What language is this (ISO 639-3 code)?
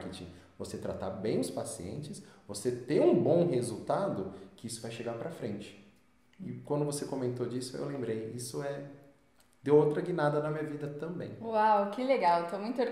por